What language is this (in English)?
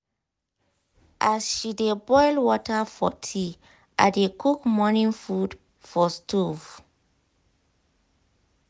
Nigerian Pidgin